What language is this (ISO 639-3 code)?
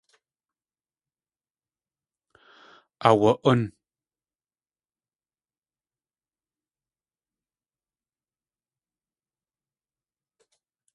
tli